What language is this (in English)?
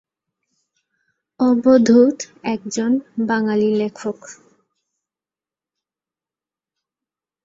Bangla